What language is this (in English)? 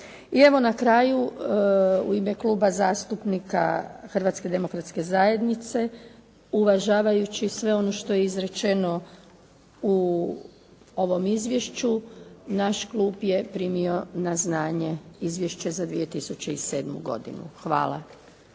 Croatian